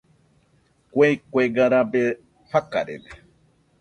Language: Nüpode Huitoto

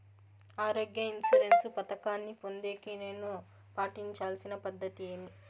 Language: Telugu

